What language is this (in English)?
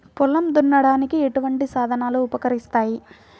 Telugu